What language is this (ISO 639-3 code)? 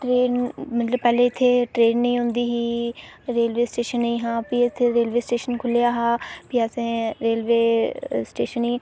doi